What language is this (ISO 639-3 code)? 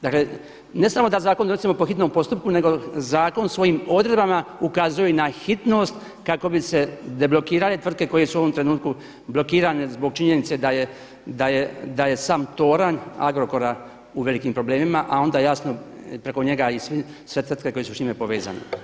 hrv